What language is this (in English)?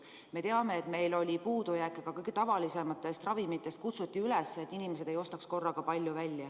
Estonian